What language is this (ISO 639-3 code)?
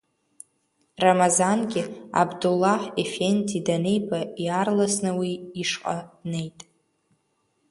abk